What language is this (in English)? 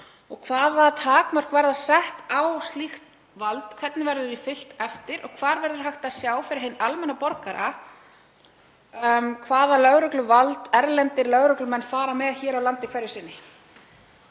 Icelandic